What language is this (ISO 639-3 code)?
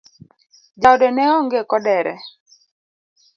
luo